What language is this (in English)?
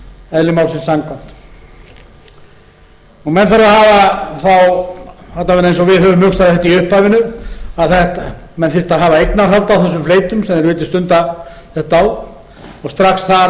Icelandic